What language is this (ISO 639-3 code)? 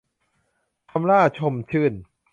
tha